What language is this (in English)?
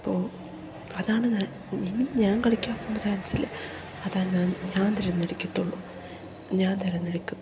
Malayalam